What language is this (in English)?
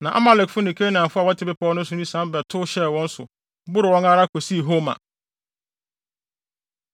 Akan